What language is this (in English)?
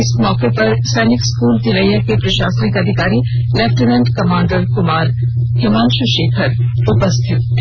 Hindi